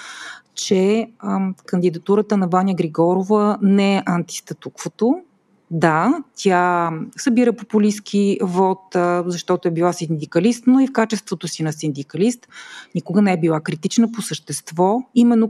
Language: Bulgarian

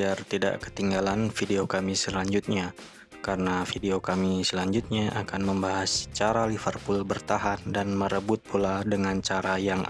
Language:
Indonesian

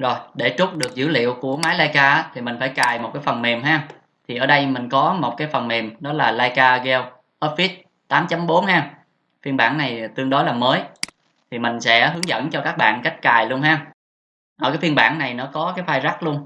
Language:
Vietnamese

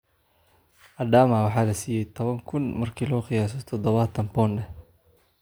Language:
Somali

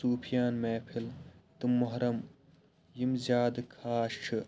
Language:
Kashmiri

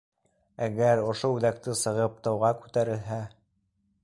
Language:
Bashkir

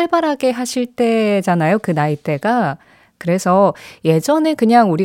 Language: Korean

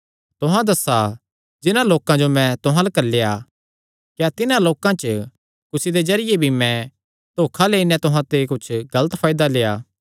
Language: Kangri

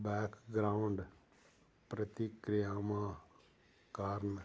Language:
Punjabi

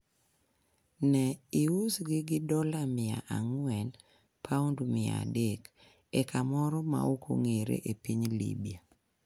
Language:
Luo (Kenya and Tanzania)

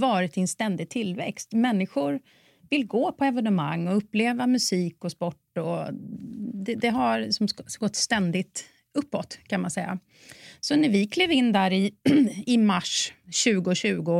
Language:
Swedish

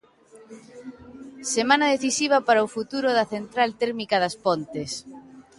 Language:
Galician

